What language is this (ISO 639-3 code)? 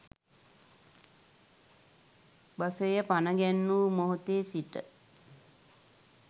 sin